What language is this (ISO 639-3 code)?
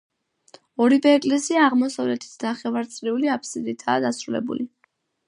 kat